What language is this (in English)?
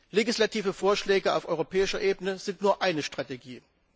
German